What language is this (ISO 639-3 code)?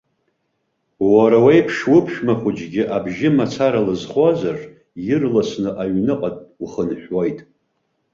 abk